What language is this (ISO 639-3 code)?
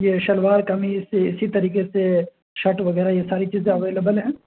urd